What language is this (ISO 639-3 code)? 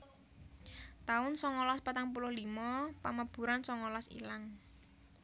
jav